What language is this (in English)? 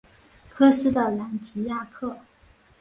Chinese